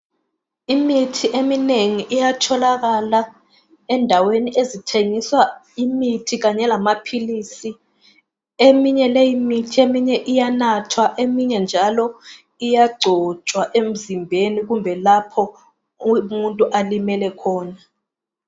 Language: North Ndebele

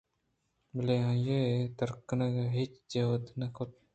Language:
Eastern Balochi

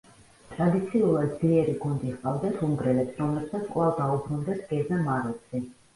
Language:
Georgian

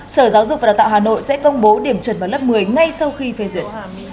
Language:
Vietnamese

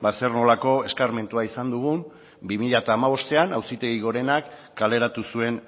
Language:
Basque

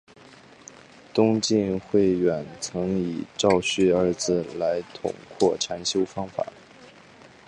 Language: Chinese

